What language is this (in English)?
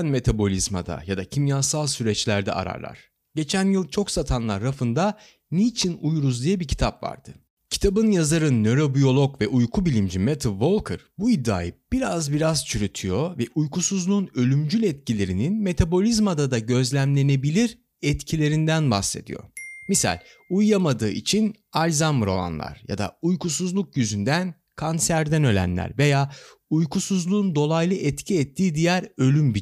Turkish